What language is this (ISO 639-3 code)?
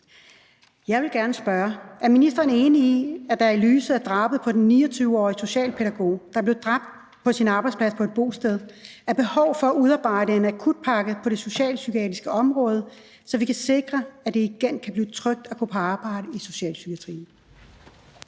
dan